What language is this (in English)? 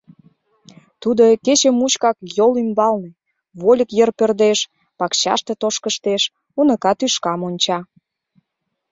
Mari